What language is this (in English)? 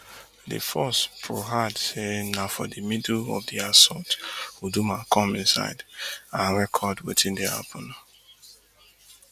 Nigerian Pidgin